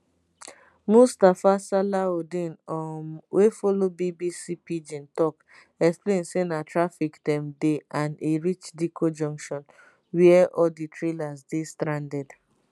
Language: Nigerian Pidgin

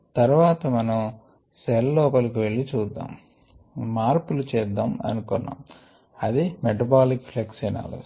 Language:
Telugu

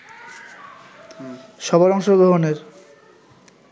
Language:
Bangla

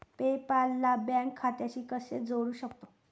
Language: Marathi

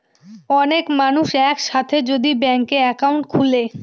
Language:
Bangla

